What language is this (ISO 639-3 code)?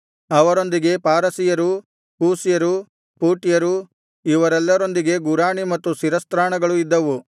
kan